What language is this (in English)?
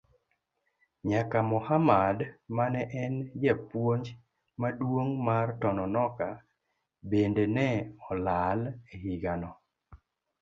Luo (Kenya and Tanzania)